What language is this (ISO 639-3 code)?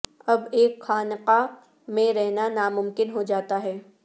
urd